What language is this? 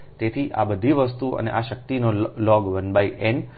Gujarati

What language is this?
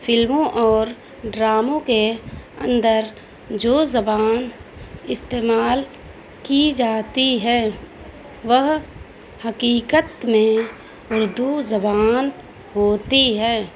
Urdu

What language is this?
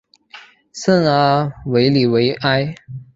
Chinese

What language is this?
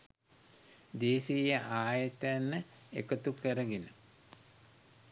Sinhala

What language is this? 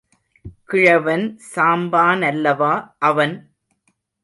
Tamil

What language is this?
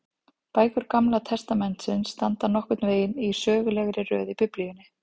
Icelandic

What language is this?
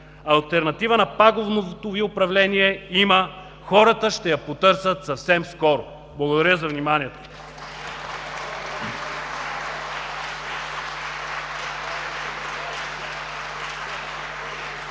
Bulgarian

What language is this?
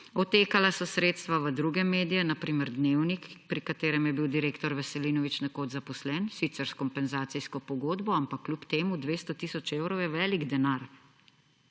Slovenian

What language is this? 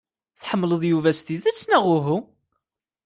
Kabyle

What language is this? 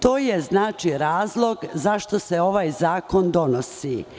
Serbian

